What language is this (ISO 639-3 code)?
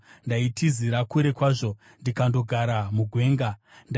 sna